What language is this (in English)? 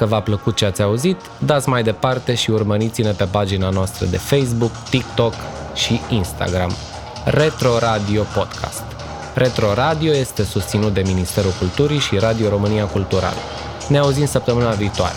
Romanian